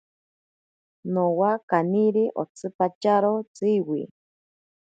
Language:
Ashéninka Perené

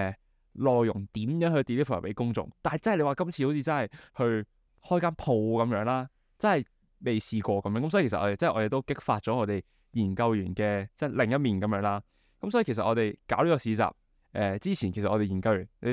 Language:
Chinese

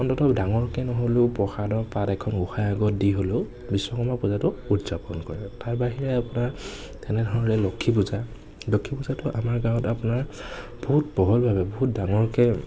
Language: Assamese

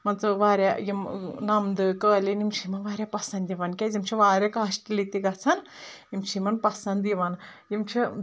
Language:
Kashmiri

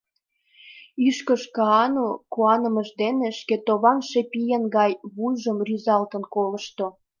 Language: Mari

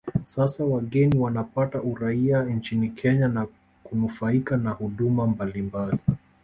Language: Swahili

